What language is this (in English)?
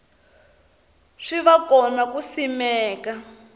Tsonga